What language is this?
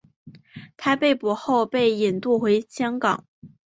Chinese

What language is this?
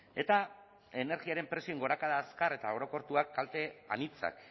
Basque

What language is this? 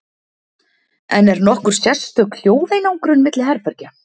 Icelandic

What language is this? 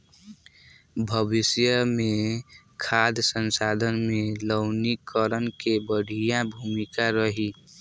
Bhojpuri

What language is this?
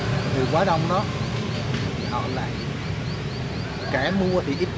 Vietnamese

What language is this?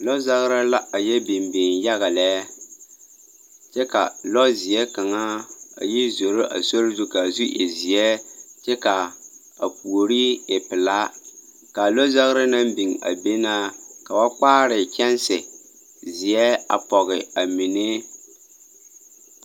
Southern Dagaare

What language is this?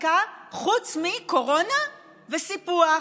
Hebrew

